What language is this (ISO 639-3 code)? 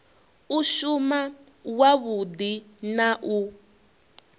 ven